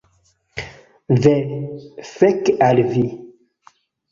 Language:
Esperanto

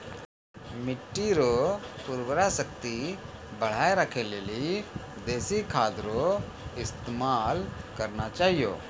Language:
Maithili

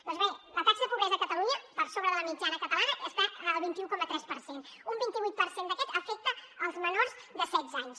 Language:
Catalan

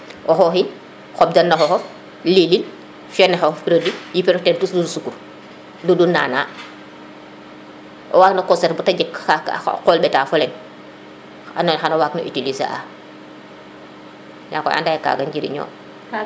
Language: Serer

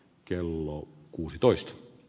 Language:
Finnish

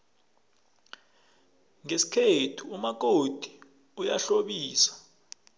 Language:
South Ndebele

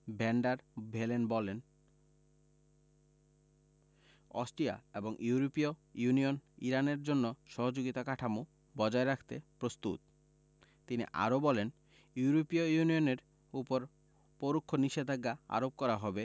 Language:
Bangla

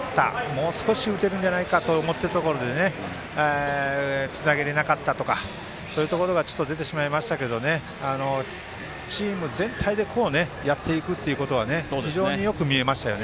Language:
Japanese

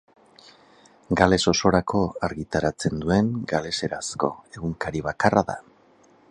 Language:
Basque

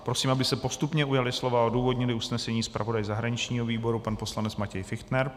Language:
Czech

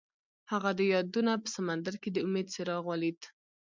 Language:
Pashto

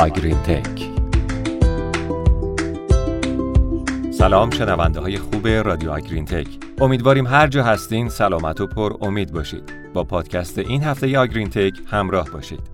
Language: Persian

